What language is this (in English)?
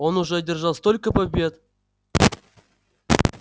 Russian